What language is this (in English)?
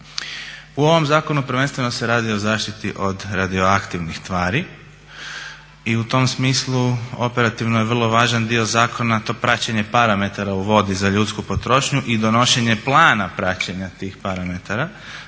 Croatian